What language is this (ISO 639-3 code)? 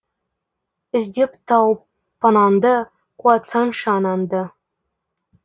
kaz